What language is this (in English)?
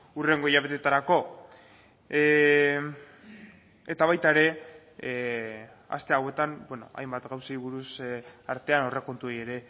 Basque